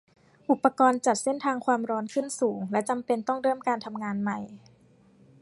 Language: Thai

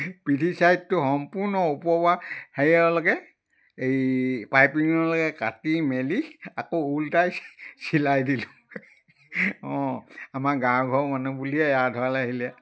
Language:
Assamese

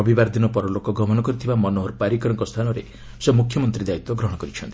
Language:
Odia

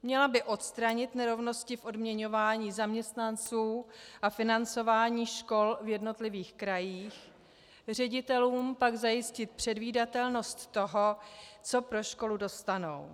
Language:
Czech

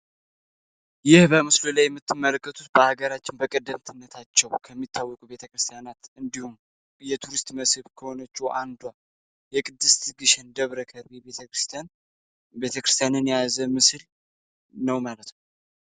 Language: Amharic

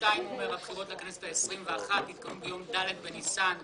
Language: Hebrew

